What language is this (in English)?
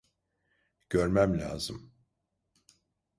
Turkish